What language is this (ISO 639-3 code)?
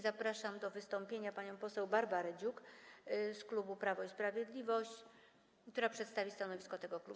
pol